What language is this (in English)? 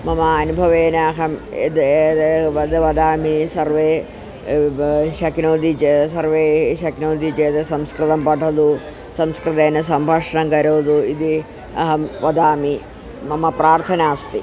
Sanskrit